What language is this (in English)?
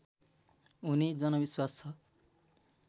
Nepali